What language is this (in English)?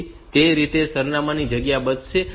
Gujarati